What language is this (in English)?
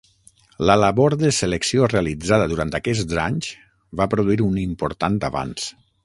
Catalan